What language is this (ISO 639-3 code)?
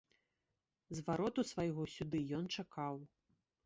bel